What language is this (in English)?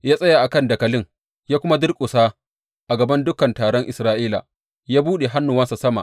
Hausa